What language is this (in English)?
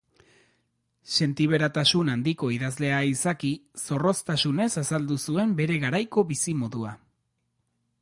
Basque